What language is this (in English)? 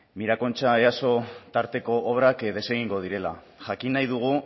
Basque